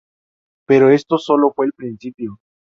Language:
Spanish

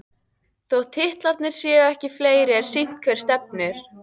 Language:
Icelandic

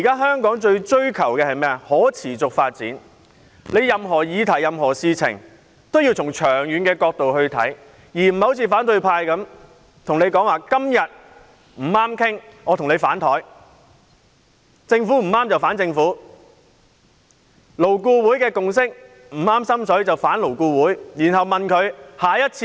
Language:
Cantonese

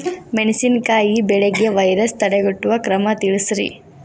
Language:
Kannada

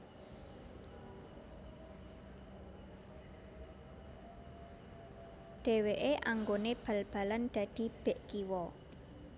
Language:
Javanese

